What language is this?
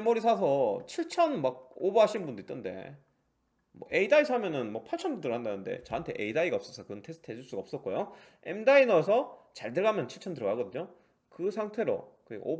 Korean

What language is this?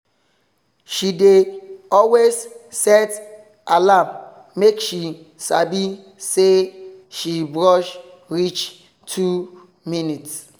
Nigerian Pidgin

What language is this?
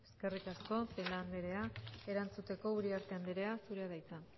Basque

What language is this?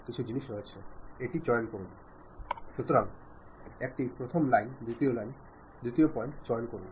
Malayalam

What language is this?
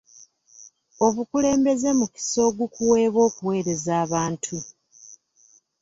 Ganda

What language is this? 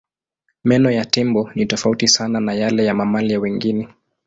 Swahili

